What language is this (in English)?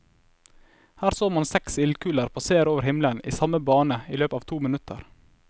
Norwegian